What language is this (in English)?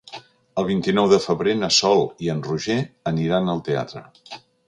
Catalan